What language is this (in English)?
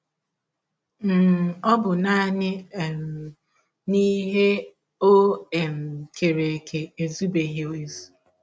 Igbo